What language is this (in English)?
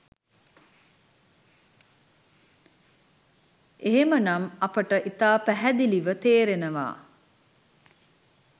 Sinhala